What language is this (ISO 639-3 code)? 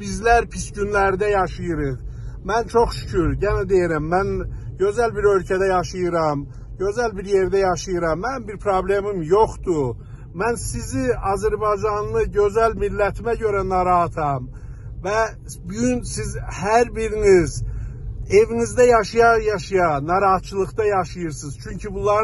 tur